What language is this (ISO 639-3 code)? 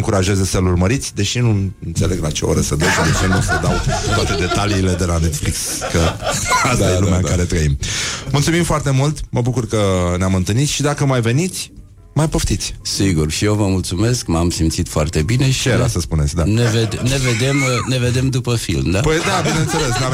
ron